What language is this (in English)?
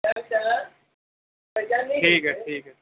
Urdu